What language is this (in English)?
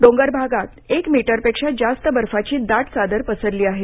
Marathi